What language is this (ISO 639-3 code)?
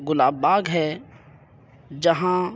urd